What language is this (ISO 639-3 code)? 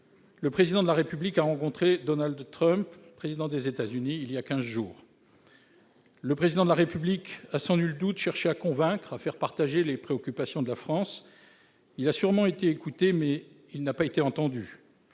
fra